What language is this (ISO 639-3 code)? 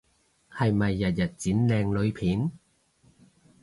yue